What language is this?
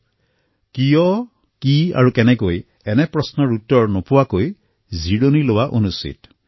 Assamese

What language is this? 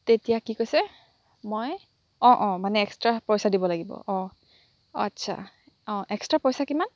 Assamese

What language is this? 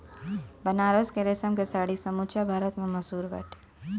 Bhojpuri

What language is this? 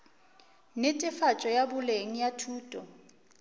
Northern Sotho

